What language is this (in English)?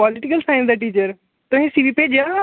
Dogri